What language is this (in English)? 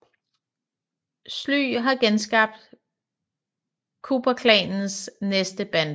Danish